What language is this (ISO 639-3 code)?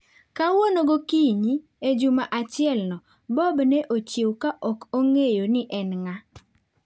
luo